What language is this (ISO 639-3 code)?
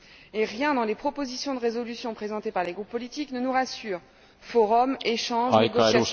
fra